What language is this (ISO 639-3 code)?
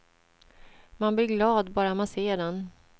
swe